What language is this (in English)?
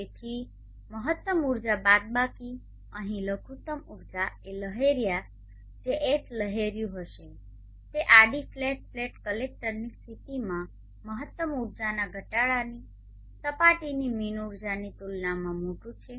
Gujarati